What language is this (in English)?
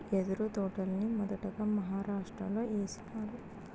Telugu